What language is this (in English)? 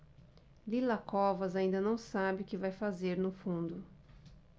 Portuguese